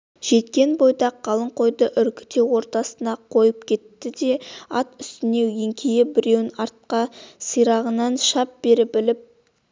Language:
Kazakh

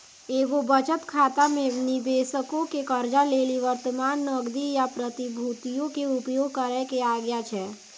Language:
Maithili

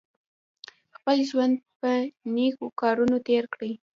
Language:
Pashto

